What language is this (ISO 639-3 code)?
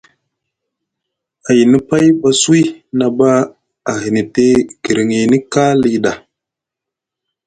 mug